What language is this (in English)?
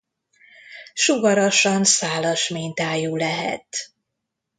Hungarian